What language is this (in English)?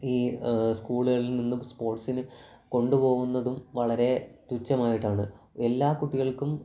Malayalam